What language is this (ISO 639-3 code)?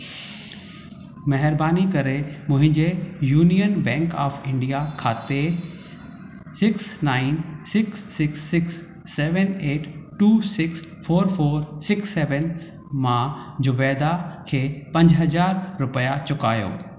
snd